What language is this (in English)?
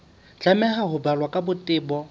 Southern Sotho